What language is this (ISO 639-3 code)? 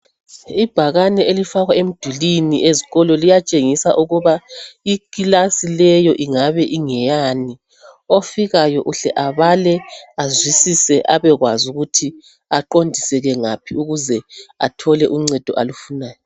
nde